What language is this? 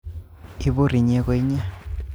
Kalenjin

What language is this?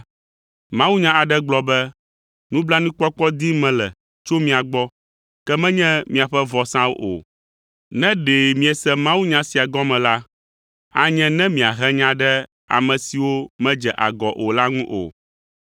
Ewe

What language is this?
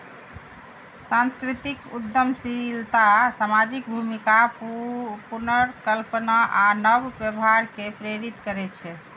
Maithili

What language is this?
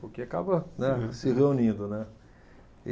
Portuguese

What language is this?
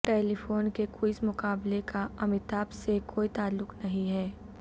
Urdu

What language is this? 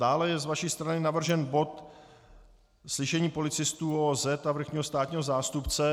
Czech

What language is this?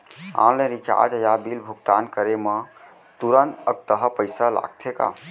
Chhattisgarhi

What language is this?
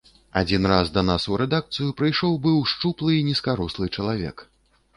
Belarusian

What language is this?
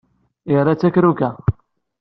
Kabyle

